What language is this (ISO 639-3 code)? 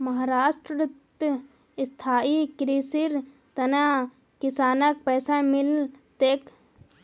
mag